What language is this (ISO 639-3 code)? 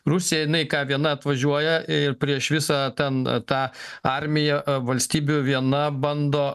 lit